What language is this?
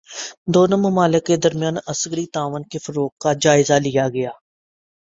Urdu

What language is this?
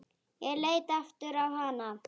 Icelandic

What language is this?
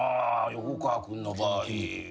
Japanese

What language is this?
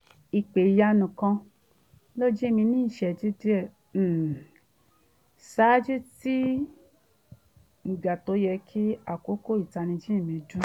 Yoruba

